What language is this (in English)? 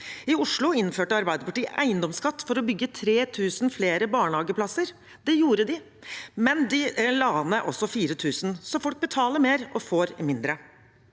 Norwegian